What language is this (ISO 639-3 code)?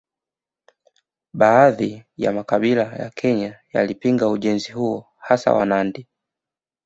swa